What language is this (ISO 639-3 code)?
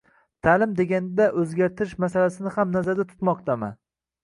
uzb